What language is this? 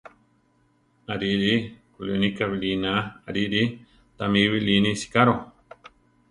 Central Tarahumara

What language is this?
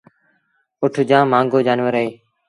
Sindhi Bhil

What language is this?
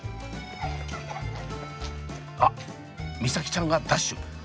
Japanese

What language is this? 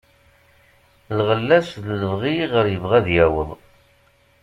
Kabyle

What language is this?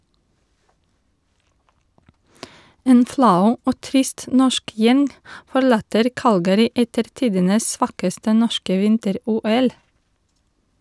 Norwegian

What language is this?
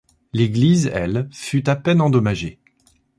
French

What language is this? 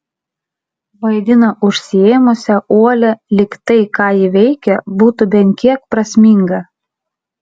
Lithuanian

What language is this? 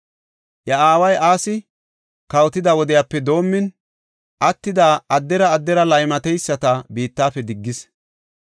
Gofa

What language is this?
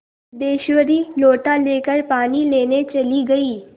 Hindi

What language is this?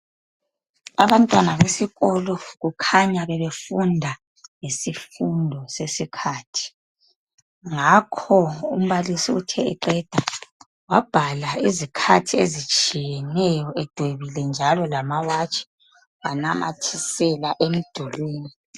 North Ndebele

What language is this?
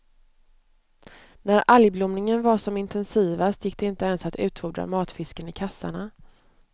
Swedish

